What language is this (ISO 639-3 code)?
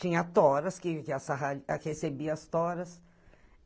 por